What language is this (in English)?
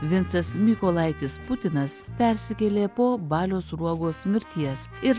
Lithuanian